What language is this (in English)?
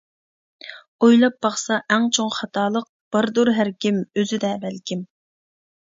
Uyghur